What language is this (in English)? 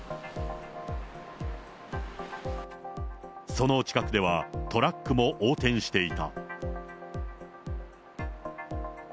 Japanese